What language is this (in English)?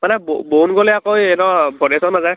Assamese